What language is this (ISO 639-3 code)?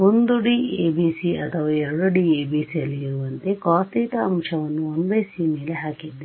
kan